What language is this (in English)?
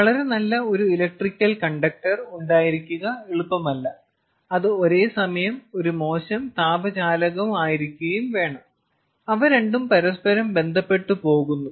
Malayalam